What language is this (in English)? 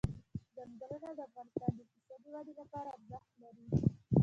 Pashto